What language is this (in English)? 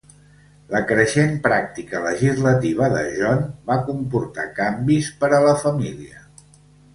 Catalan